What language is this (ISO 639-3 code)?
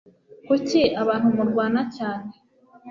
kin